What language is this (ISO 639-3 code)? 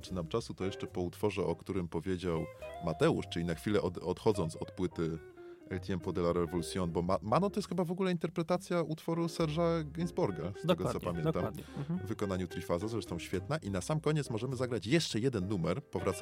pol